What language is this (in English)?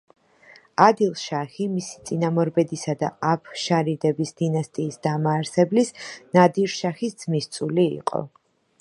Georgian